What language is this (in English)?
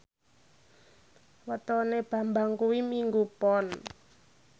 Javanese